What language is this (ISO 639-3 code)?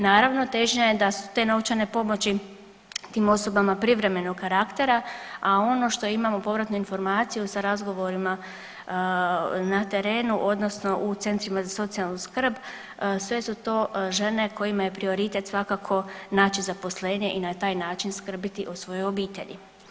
hrv